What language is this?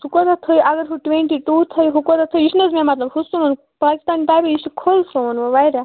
Kashmiri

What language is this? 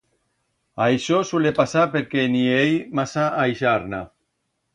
Aragonese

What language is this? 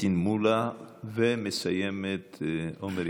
Hebrew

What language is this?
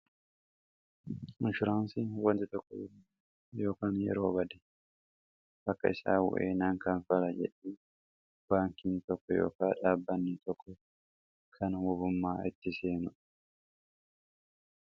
Oromo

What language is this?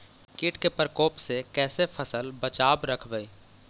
Magahi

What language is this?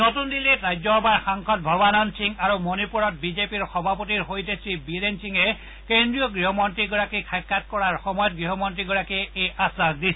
Assamese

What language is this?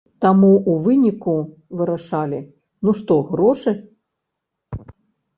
Belarusian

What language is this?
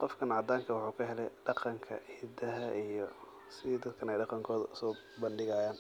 Somali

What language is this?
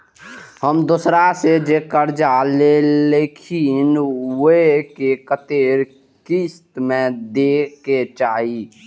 Maithili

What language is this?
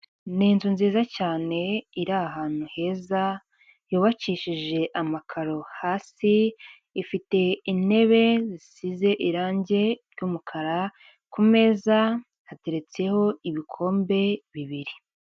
Kinyarwanda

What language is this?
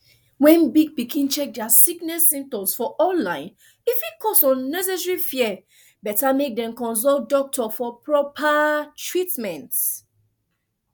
Nigerian Pidgin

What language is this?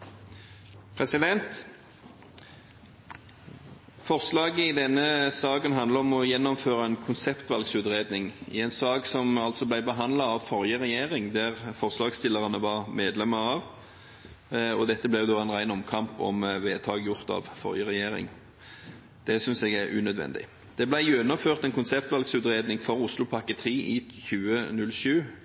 Norwegian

